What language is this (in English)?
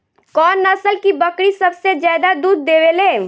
Bhojpuri